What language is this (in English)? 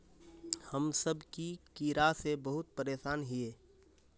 Magahi